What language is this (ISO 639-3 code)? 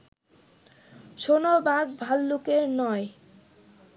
ben